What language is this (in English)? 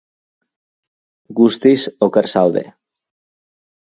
Basque